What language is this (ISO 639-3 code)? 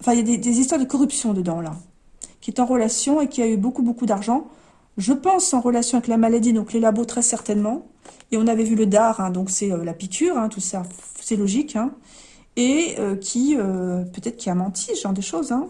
fra